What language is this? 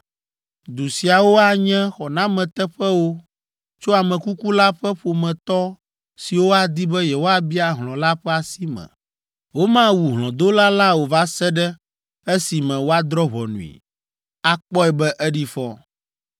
Ewe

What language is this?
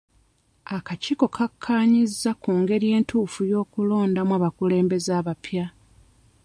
Ganda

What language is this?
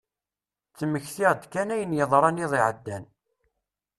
Kabyle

